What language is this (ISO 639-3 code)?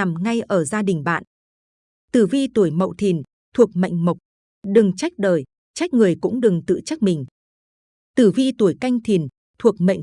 vie